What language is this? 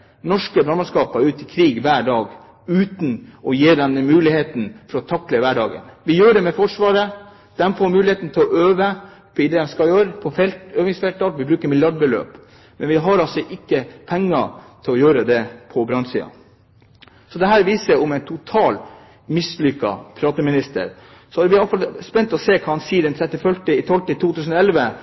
Norwegian Bokmål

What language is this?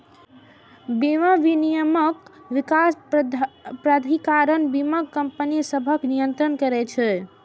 Maithili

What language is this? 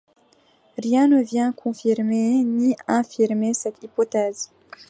French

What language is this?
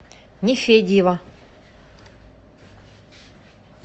Russian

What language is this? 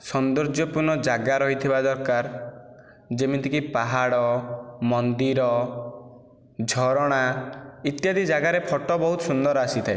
Odia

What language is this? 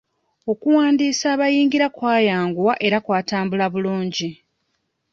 Ganda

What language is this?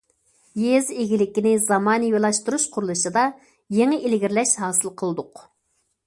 Uyghur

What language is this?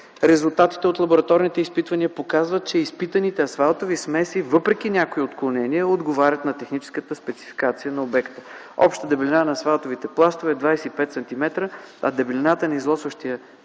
Bulgarian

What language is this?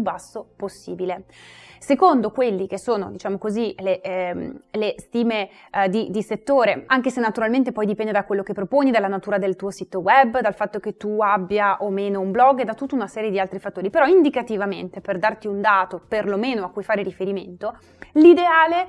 Italian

